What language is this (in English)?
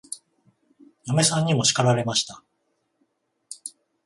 Japanese